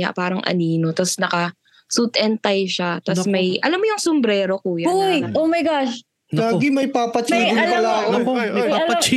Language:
Filipino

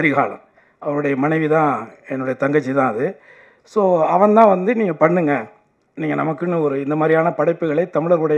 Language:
Tamil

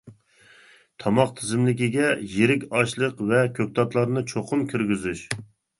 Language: Uyghur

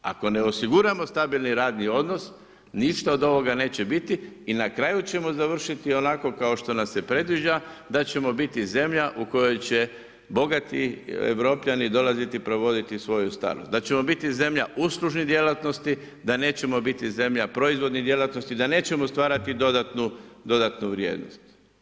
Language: Croatian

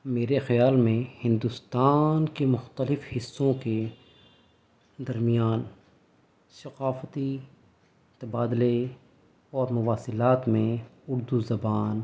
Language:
Urdu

